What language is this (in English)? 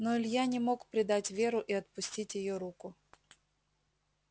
Russian